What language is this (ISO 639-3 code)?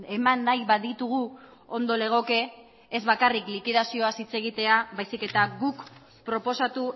eus